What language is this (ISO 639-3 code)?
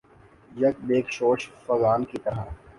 urd